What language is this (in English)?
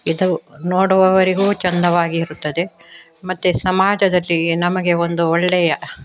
Kannada